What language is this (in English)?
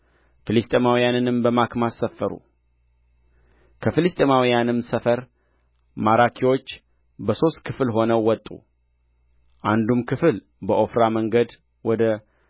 Amharic